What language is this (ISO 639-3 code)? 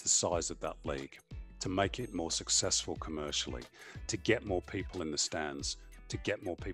eng